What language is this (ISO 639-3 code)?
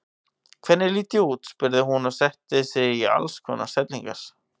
isl